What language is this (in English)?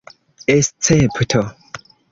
Esperanto